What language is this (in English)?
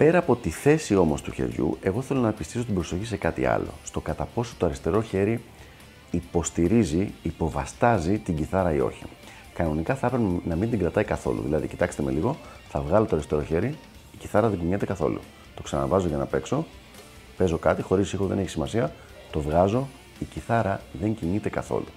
Greek